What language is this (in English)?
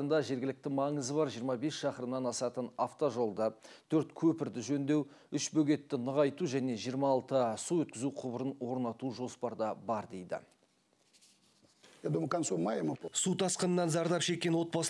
Turkish